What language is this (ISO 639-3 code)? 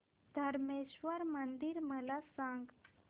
mar